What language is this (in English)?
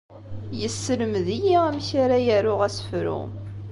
Kabyle